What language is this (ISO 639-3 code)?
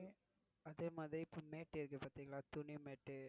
tam